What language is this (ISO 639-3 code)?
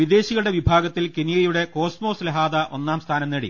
mal